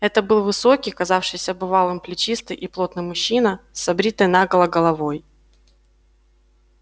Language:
Russian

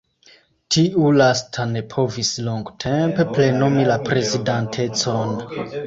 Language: Esperanto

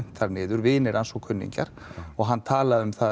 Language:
Icelandic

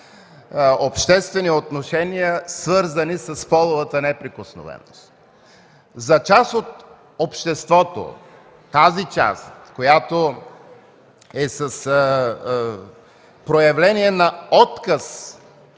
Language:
Bulgarian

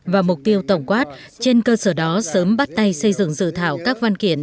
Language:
Vietnamese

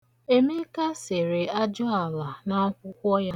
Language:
Igbo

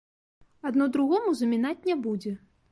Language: Belarusian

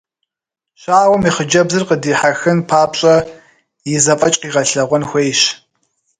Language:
Kabardian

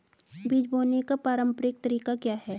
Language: Hindi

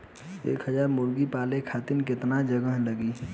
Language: Bhojpuri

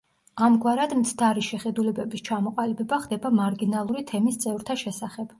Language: Georgian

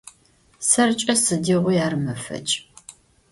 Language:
Adyghe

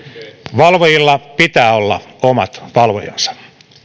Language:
Finnish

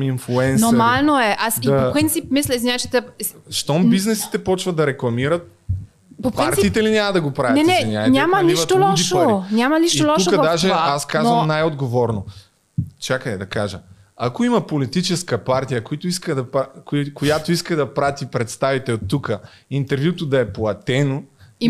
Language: Bulgarian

